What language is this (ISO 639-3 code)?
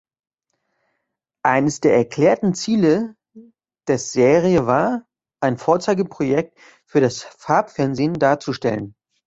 deu